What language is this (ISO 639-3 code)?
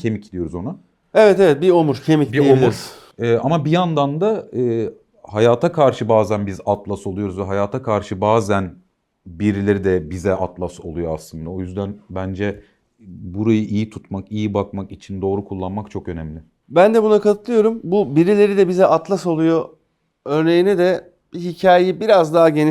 tur